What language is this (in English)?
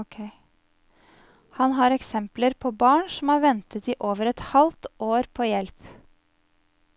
Norwegian